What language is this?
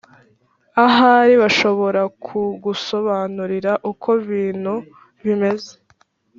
Kinyarwanda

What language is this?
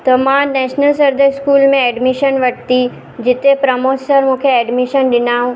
Sindhi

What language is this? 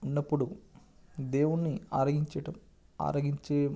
Telugu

